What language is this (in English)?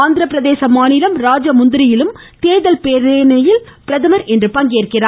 Tamil